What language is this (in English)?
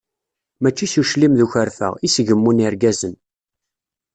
Kabyle